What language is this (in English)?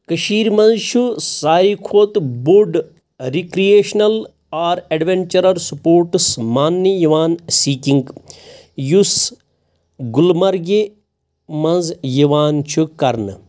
Kashmiri